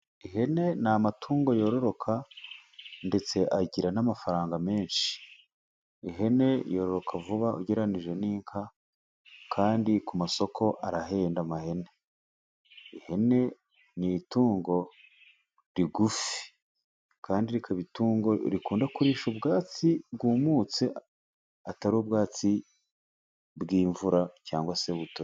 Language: Kinyarwanda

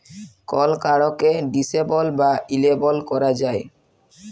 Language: Bangla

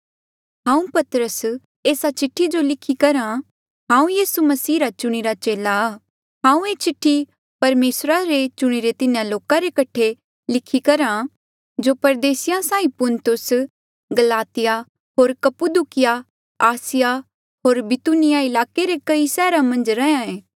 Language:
Mandeali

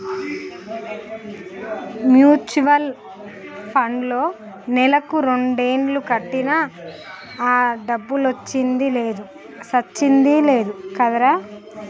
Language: Telugu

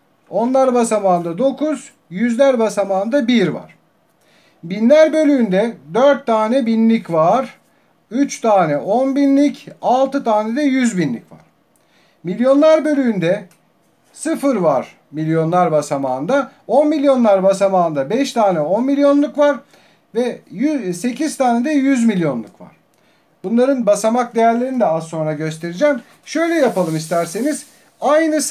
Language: Turkish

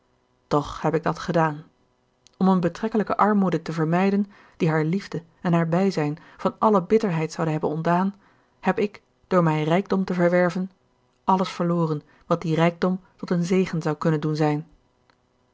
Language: Dutch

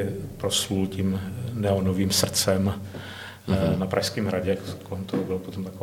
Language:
Czech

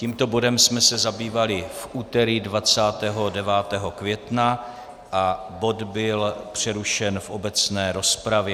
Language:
Czech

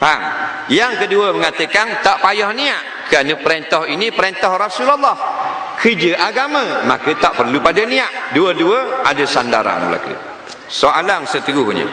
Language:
Malay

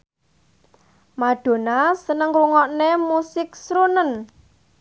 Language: Javanese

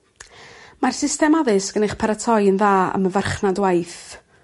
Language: Welsh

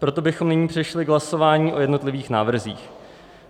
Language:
Czech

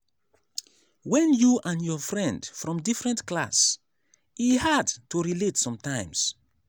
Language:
Nigerian Pidgin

